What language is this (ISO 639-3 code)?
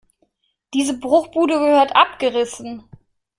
deu